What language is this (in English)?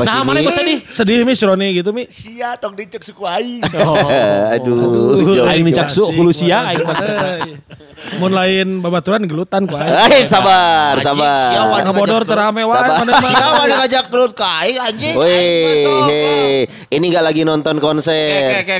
Indonesian